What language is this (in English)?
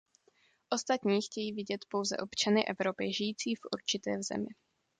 Czech